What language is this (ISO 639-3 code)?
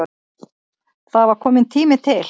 isl